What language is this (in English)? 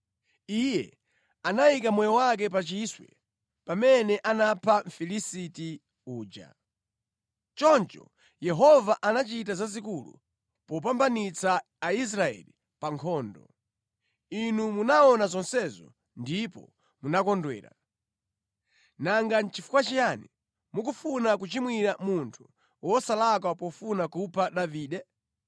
Nyanja